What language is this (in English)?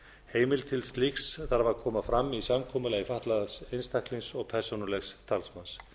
Icelandic